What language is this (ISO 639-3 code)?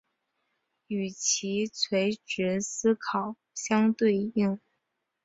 zho